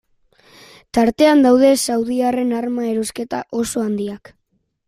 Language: Basque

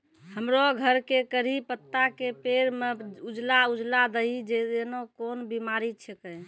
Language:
Maithili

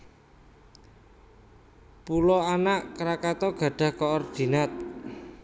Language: Javanese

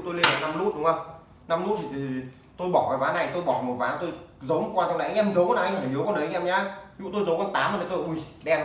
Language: Vietnamese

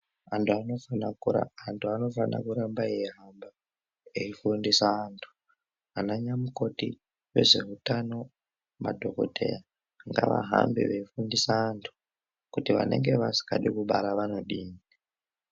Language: Ndau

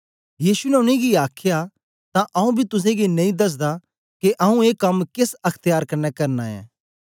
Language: Dogri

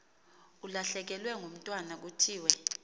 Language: Xhosa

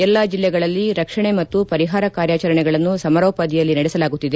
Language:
Kannada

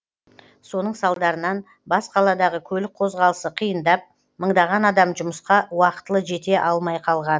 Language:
Kazakh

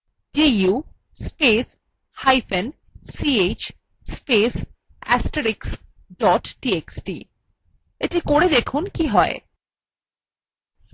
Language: Bangla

